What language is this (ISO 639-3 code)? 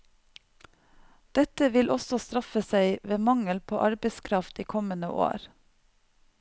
nor